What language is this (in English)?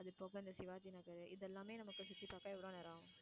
Tamil